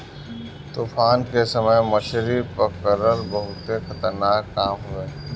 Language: Bhojpuri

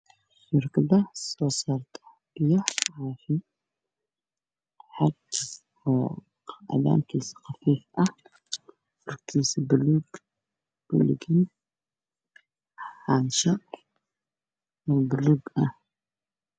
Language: Somali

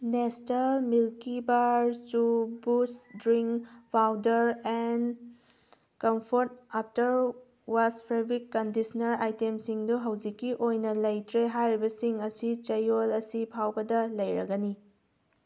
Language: Manipuri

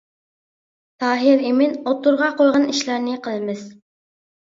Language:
Uyghur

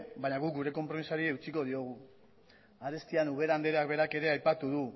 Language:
Basque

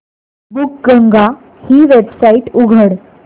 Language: Marathi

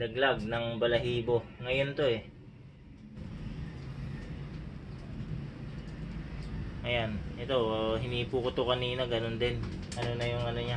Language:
Filipino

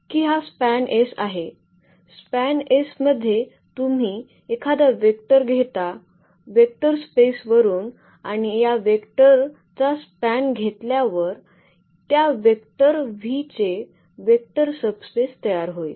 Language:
Marathi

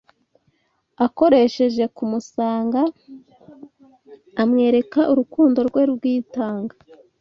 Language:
Kinyarwanda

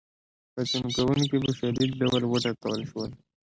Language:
Pashto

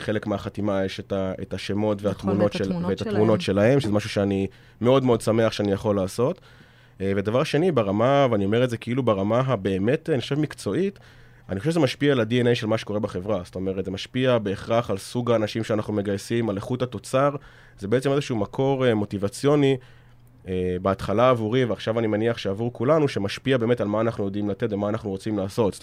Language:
Hebrew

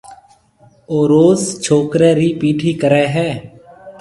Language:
Marwari (Pakistan)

